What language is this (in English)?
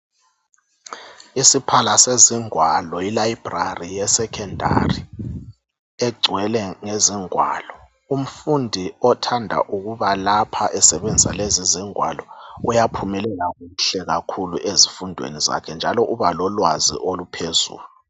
North Ndebele